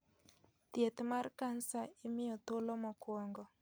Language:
Luo (Kenya and Tanzania)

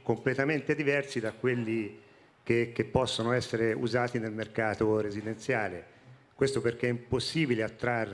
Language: Italian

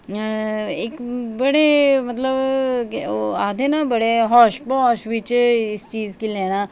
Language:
Dogri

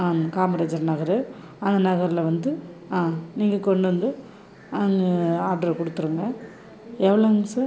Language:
Tamil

